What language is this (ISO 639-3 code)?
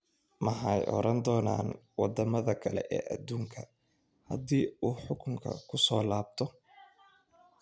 som